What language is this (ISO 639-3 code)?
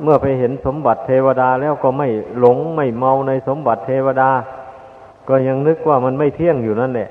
tha